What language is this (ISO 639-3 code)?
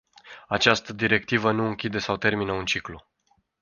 ron